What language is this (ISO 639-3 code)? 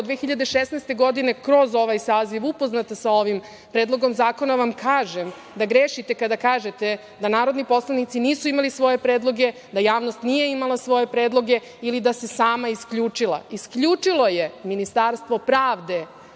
srp